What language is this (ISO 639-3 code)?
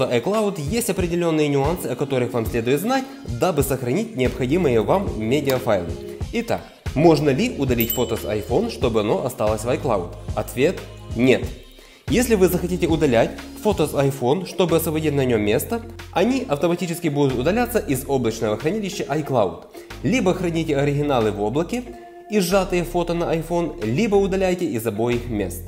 rus